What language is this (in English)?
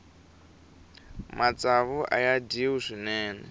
Tsonga